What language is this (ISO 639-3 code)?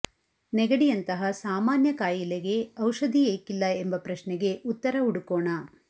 kan